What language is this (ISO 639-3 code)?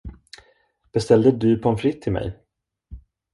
swe